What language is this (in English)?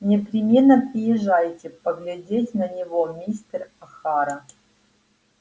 Russian